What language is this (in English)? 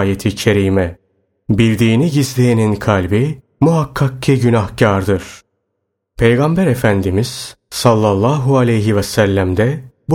Turkish